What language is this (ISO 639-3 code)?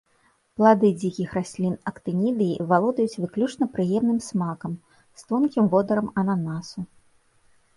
bel